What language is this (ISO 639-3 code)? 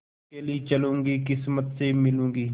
hin